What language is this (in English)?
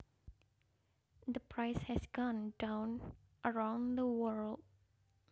Javanese